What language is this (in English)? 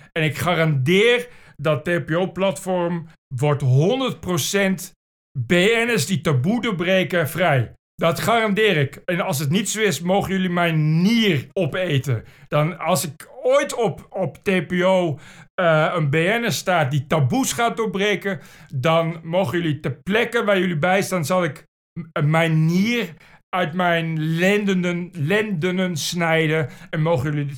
Dutch